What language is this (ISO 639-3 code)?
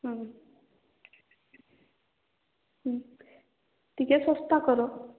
ori